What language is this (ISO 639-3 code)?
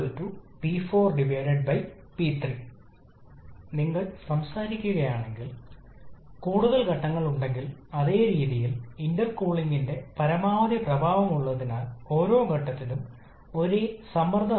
mal